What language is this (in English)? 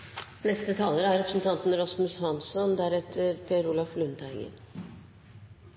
Norwegian